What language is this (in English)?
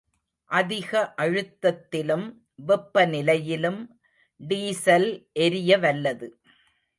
Tamil